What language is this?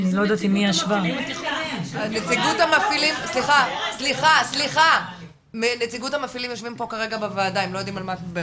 Hebrew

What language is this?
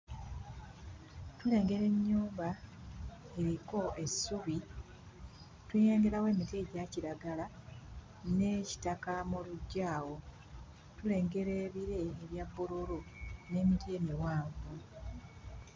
Ganda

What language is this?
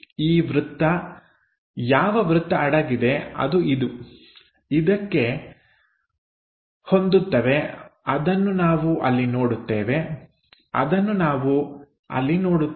Kannada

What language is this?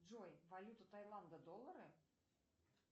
Russian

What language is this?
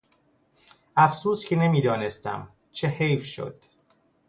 Persian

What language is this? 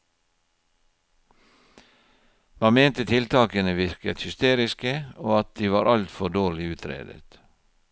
Norwegian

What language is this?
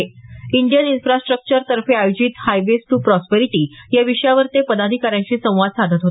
Marathi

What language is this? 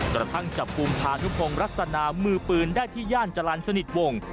Thai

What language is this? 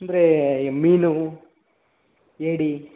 Kannada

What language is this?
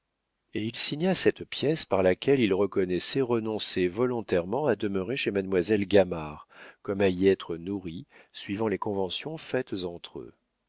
French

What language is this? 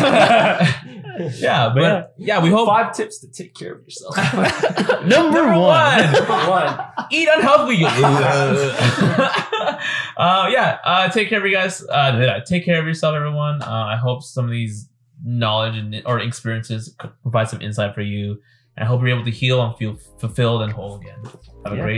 English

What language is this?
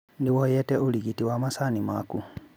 Kikuyu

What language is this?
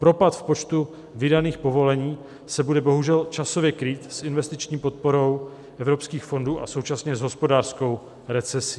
Czech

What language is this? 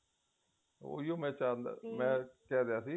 Punjabi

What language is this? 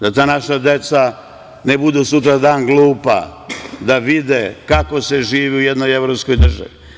Serbian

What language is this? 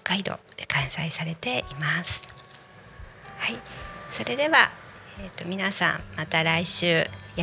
Japanese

